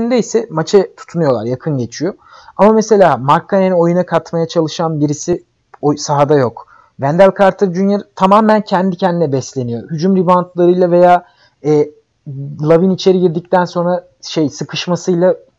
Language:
Turkish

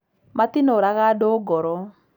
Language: Kikuyu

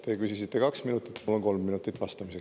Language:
Estonian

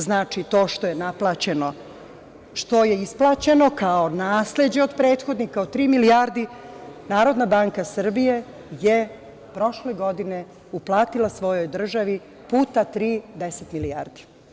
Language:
Serbian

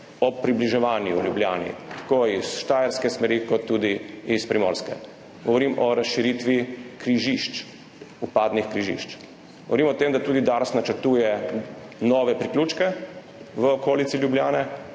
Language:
Slovenian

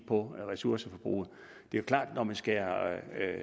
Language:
Danish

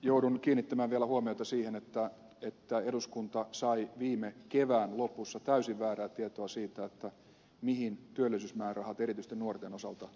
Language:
Finnish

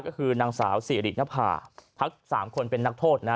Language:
Thai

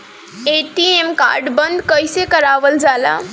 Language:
Bhojpuri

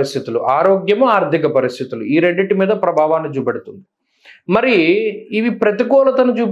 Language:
Telugu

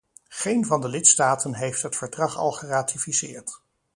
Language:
Dutch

